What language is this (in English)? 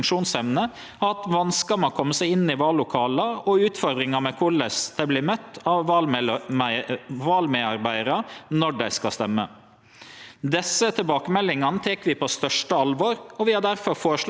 Norwegian